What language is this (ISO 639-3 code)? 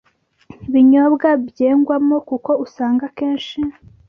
kin